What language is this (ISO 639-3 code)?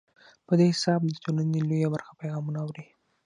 pus